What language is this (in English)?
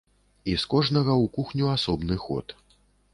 Belarusian